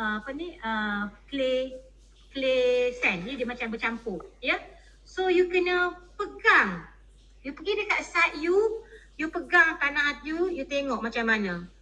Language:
Malay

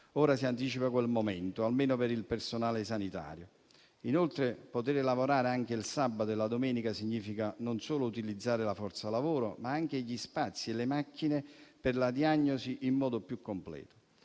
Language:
Italian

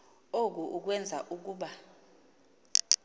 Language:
Xhosa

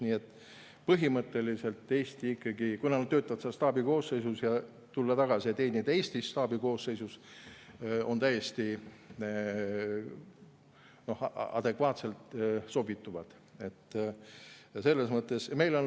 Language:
Estonian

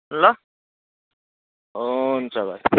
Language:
Nepali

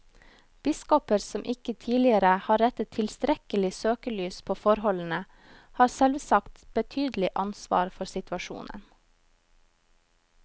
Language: Norwegian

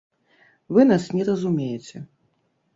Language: Belarusian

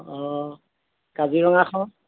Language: Assamese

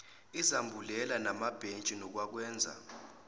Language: Zulu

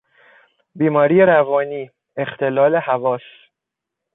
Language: Persian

